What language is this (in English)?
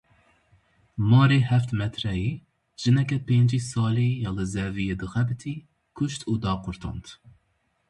Kurdish